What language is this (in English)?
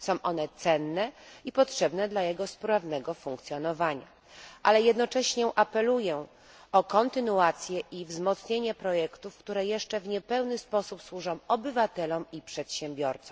Polish